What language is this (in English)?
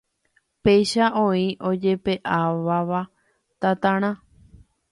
Guarani